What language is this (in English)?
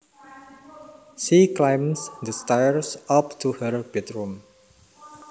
Javanese